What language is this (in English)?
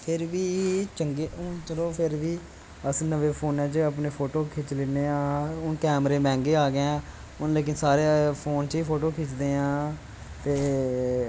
Dogri